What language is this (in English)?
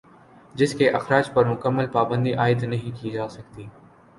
Urdu